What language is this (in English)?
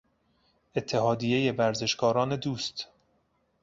Persian